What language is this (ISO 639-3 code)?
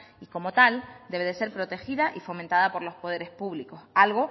spa